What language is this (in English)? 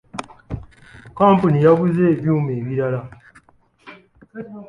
Ganda